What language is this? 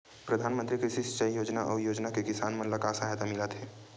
Chhattisgarhi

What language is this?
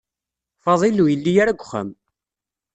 Kabyle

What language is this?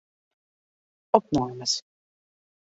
Western Frisian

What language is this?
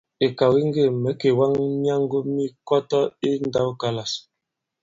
Bankon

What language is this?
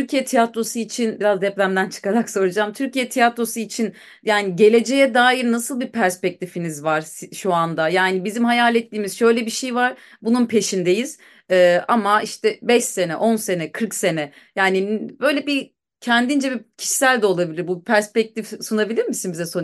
Turkish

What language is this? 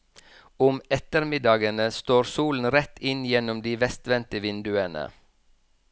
Norwegian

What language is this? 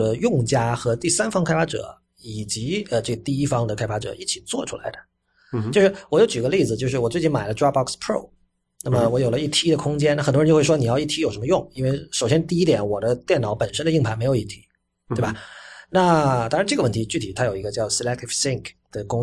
Chinese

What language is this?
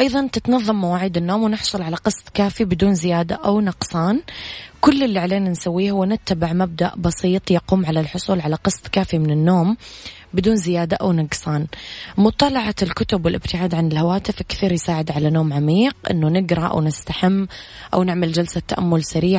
Arabic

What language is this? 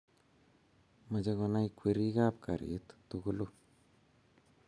Kalenjin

